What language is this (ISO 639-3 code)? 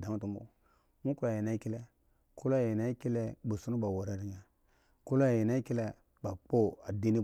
ego